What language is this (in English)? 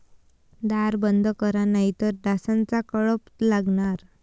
Marathi